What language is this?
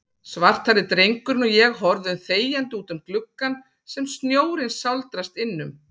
Icelandic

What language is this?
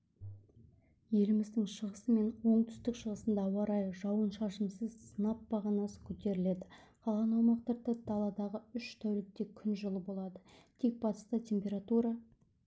Kazakh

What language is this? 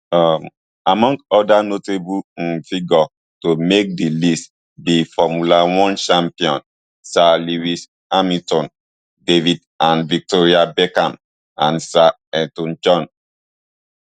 Nigerian Pidgin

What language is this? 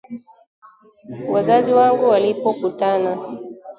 Swahili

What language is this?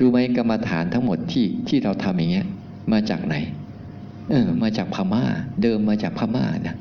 Thai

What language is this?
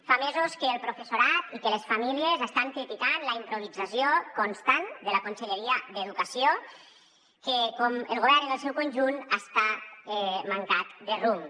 Catalan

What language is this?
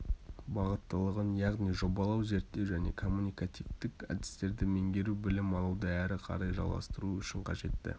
Kazakh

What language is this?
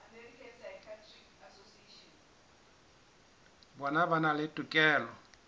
Southern Sotho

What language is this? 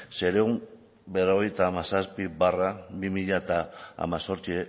Basque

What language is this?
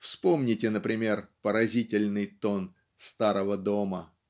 Russian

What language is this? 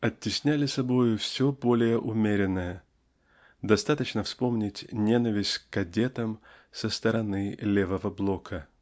Russian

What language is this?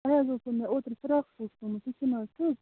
Kashmiri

